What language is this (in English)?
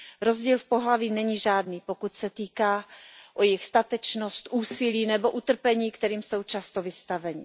Czech